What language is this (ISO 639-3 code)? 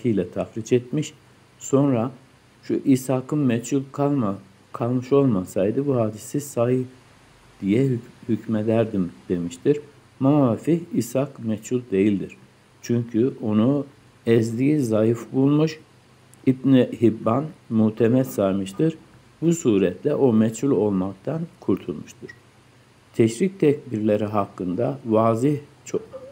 tur